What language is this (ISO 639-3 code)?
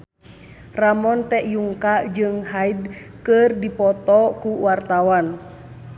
sun